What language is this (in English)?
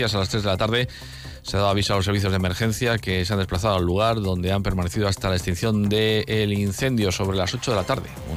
Spanish